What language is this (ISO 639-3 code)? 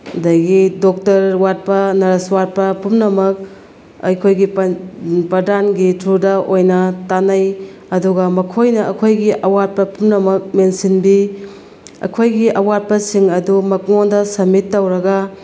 mni